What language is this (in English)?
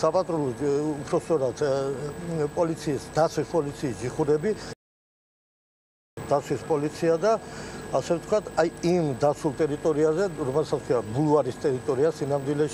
Romanian